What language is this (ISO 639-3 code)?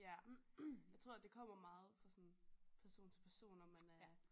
dan